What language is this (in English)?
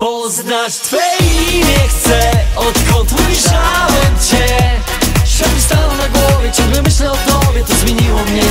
Polish